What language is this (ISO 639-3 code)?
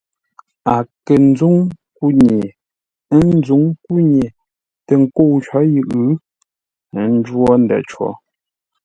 nla